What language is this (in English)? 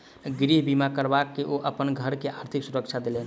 Maithili